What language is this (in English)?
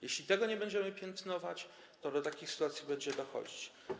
Polish